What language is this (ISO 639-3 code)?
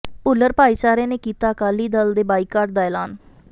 pan